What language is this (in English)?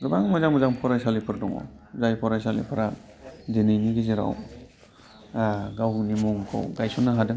Bodo